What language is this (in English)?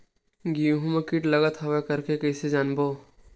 Chhattisgarhi